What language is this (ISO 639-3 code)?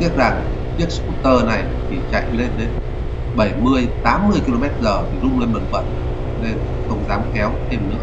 vie